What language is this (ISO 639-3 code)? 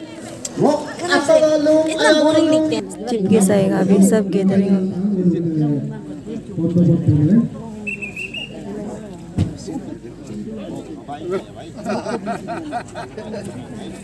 hin